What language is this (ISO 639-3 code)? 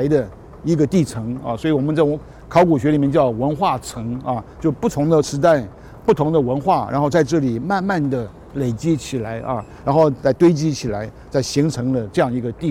zho